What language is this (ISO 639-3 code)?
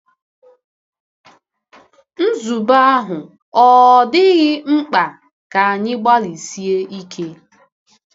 ibo